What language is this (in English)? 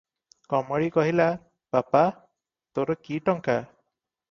Odia